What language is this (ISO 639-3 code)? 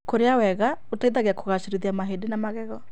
kik